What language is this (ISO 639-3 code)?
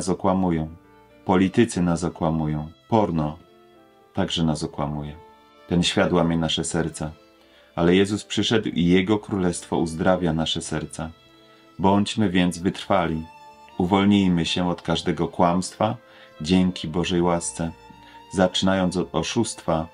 pol